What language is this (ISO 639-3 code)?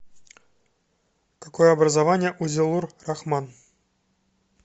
rus